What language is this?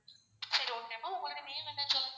Tamil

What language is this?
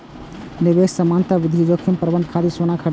Maithili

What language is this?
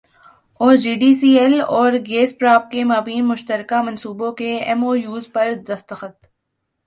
Urdu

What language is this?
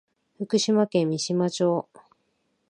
Japanese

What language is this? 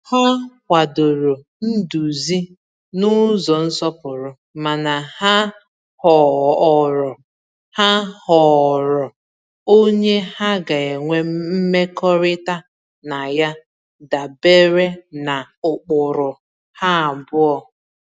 Igbo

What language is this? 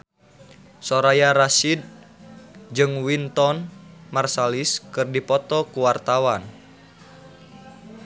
Sundanese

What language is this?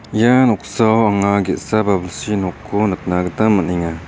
Garo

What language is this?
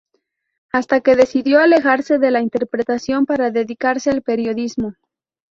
Spanish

